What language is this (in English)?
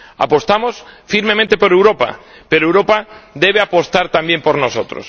Spanish